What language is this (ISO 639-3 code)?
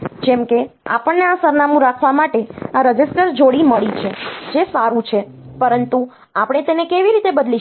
guj